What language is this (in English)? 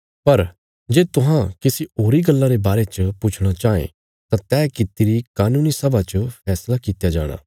Bilaspuri